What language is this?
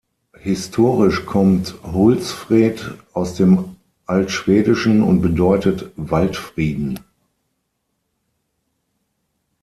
German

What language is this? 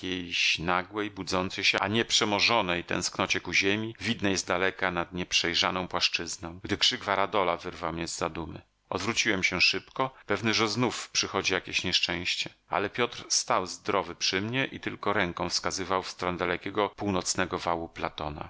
Polish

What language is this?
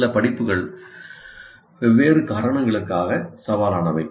Tamil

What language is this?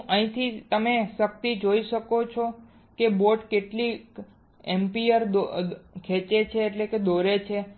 Gujarati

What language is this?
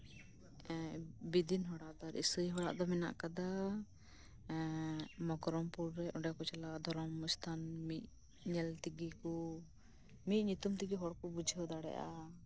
Santali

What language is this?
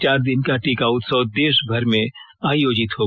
Hindi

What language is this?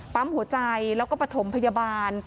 Thai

